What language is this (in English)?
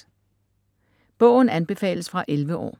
Danish